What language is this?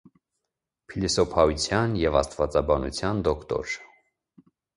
Armenian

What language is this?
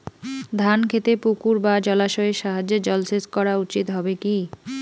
Bangla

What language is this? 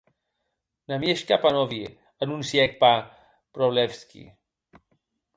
Occitan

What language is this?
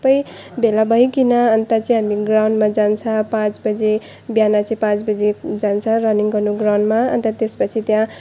Nepali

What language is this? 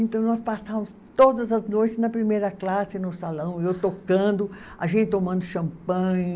Portuguese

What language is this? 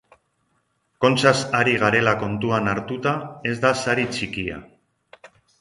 Basque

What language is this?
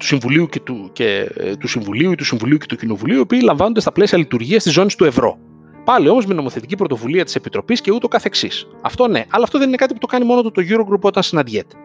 Greek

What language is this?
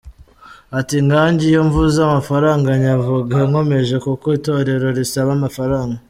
Kinyarwanda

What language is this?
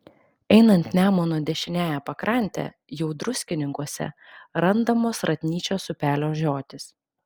Lithuanian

